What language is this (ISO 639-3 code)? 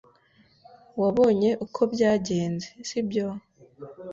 kin